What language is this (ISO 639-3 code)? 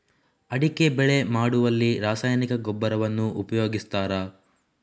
kan